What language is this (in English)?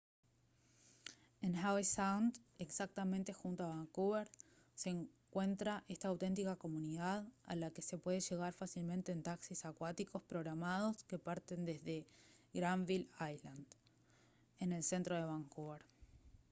Spanish